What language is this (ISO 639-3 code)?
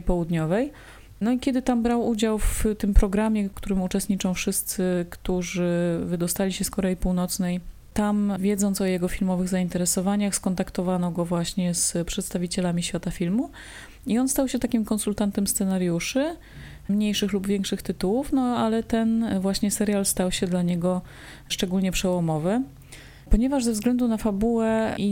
pol